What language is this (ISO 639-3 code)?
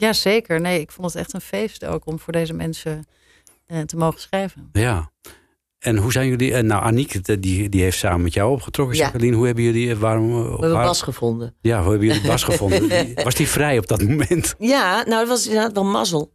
nld